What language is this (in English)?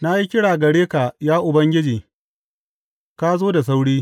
Hausa